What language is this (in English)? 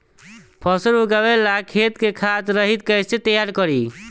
Bhojpuri